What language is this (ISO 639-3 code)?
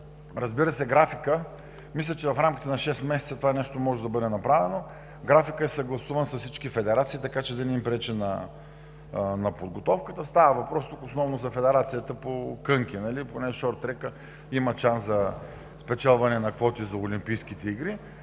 bul